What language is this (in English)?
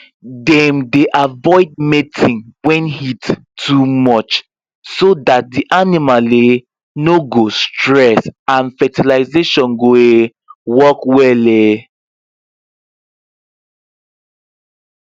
Nigerian Pidgin